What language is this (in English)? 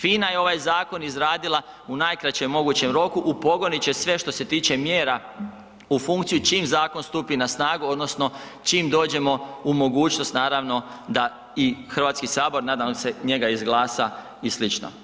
Croatian